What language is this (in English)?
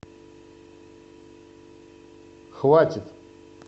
Russian